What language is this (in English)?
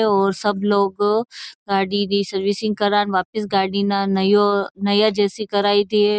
Marwari